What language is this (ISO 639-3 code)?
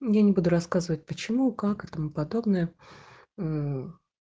rus